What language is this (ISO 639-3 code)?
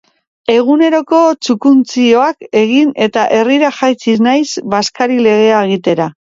eus